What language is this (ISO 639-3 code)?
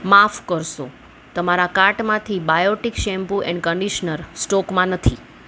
guj